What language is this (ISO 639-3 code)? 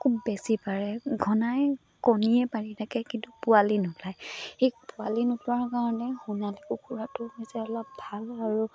asm